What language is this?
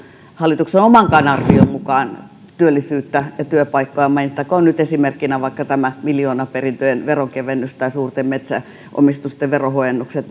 Finnish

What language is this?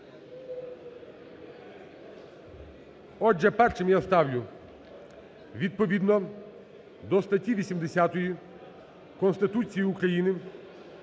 Ukrainian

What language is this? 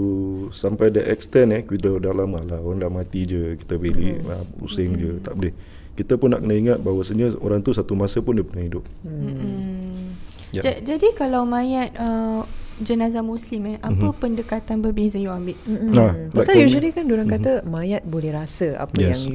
Malay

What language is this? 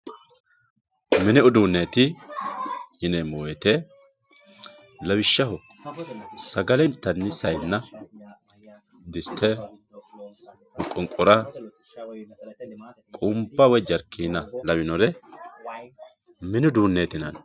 Sidamo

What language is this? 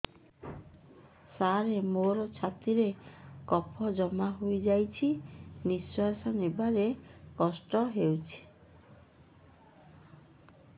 Odia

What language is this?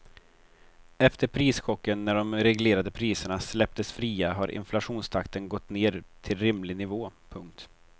Swedish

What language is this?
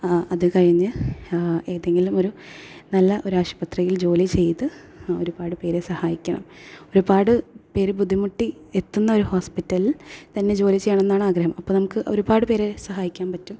Malayalam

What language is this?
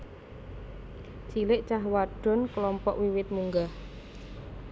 Javanese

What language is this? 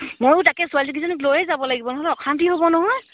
Assamese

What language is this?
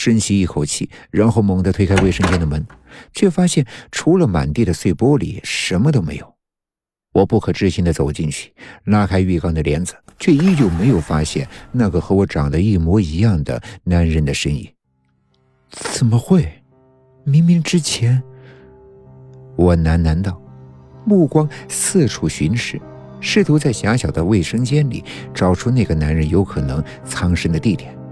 Chinese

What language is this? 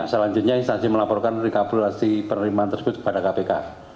Indonesian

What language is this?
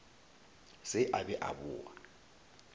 Northern Sotho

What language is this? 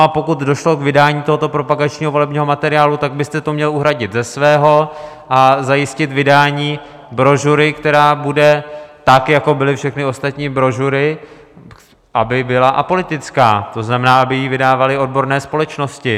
Czech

